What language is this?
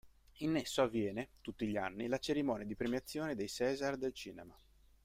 Italian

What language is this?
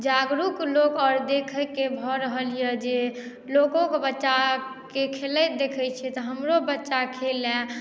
Maithili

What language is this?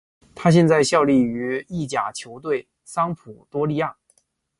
Chinese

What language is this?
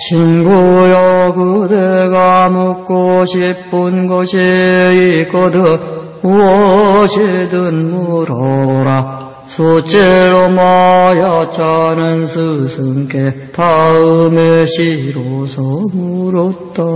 Korean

